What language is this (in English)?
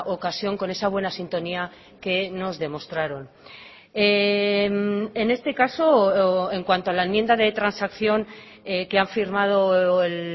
Spanish